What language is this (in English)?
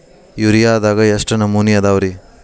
Kannada